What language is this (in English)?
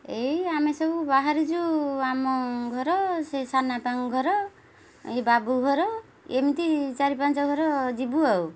Odia